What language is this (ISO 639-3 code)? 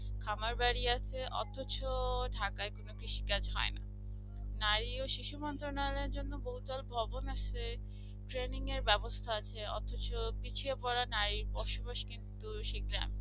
ben